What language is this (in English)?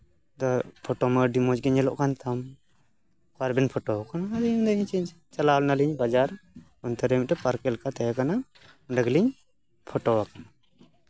Santali